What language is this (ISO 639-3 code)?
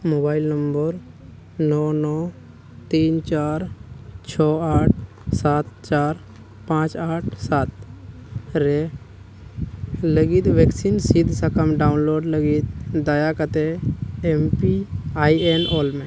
sat